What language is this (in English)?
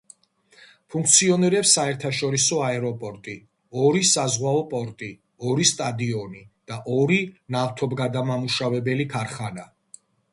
Georgian